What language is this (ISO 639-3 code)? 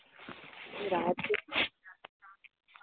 tel